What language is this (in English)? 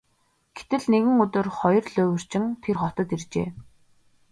Mongolian